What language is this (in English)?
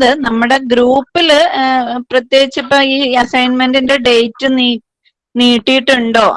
English